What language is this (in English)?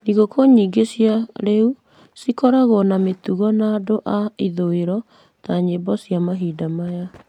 Kikuyu